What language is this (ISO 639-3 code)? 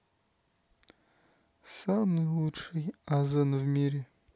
rus